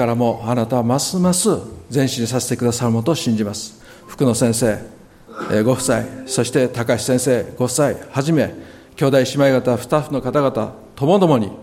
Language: Japanese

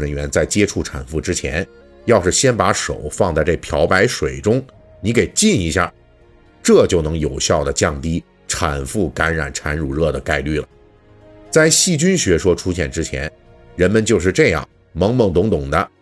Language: Chinese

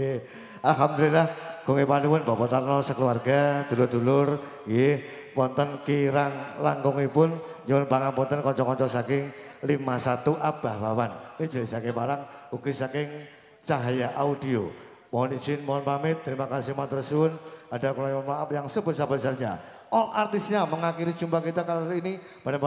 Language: Indonesian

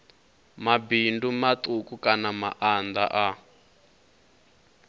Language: Venda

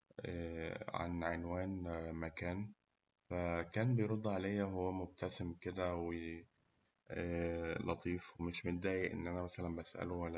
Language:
Egyptian Arabic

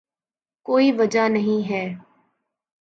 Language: Urdu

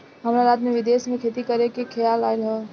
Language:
Bhojpuri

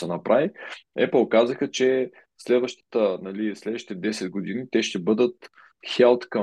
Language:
Bulgarian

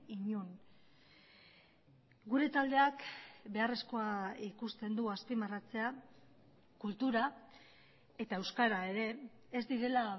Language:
Basque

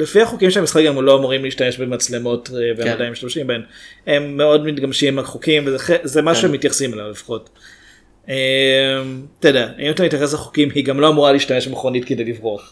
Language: Hebrew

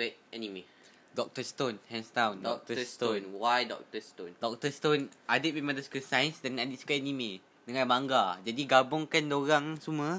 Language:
Malay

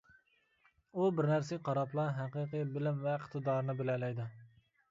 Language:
Uyghur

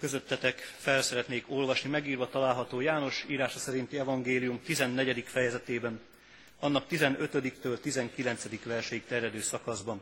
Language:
Hungarian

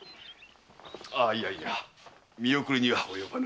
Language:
Japanese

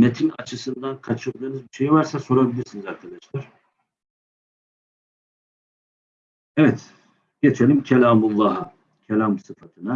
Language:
Turkish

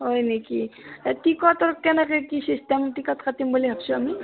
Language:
Assamese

